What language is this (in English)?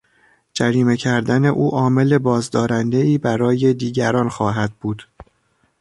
Persian